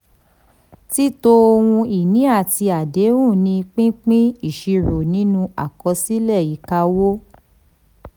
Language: Yoruba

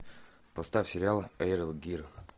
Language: Russian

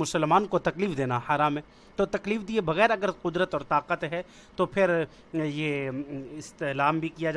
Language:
Urdu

